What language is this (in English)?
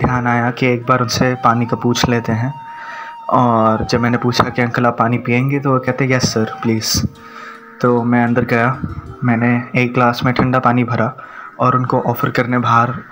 Hindi